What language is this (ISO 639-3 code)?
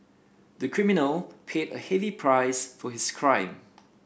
eng